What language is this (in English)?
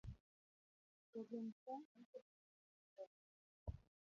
Luo (Kenya and Tanzania)